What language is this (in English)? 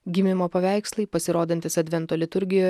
Lithuanian